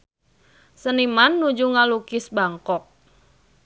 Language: Sundanese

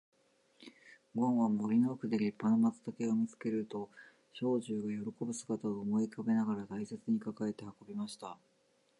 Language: Japanese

